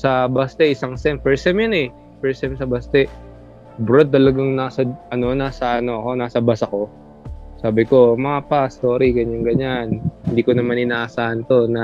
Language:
Filipino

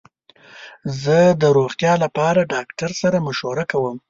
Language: Pashto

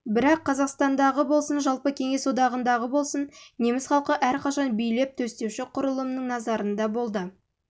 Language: Kazakh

